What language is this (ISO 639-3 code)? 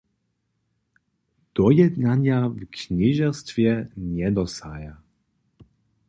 hsb